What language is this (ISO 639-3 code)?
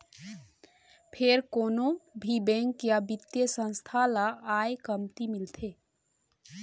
hne